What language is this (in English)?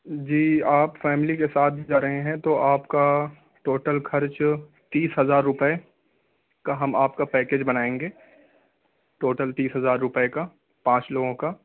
Urdu